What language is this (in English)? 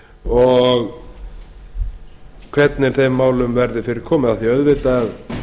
Icelandic